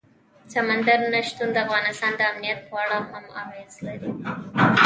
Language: Pashto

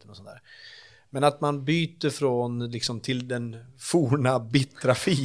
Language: Swedish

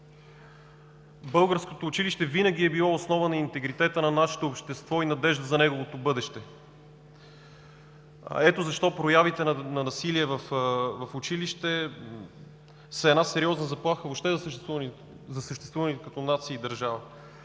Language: Bulgarian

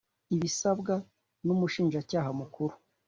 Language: Kinyarwanda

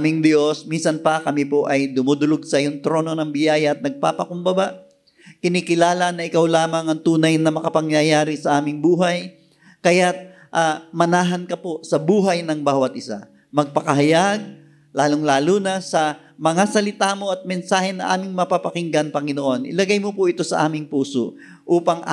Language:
Filipino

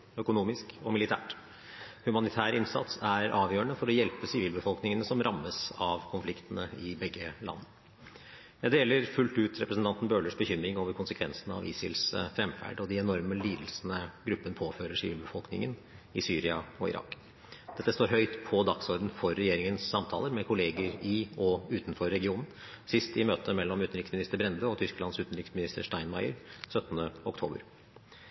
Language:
Norwegian Bokmål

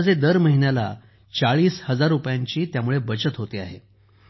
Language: Marathi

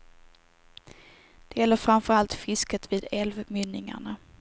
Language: Swedish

